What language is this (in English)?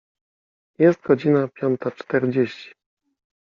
Polish